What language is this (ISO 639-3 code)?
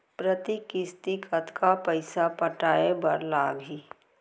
hne